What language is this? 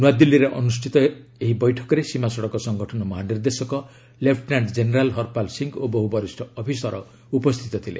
Odia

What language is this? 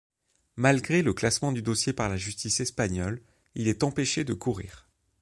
French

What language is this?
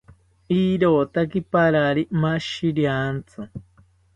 South Ucayali Ashéninka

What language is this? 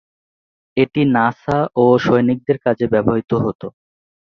Bangla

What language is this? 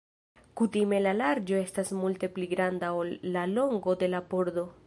Esperanto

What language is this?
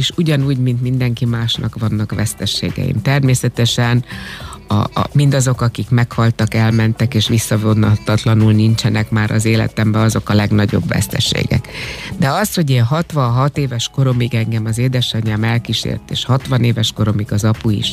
Hungarian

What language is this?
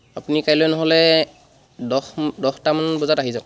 Assamese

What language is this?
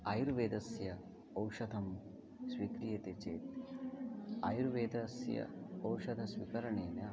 Sanskrit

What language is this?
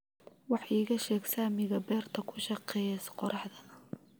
Somali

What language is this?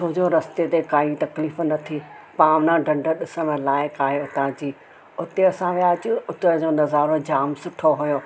Sindhi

